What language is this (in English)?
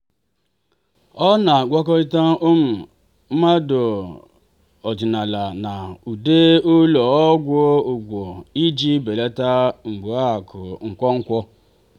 Igbo